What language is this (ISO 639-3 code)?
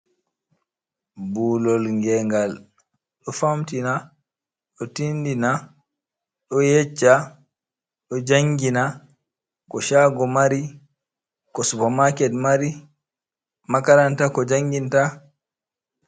ful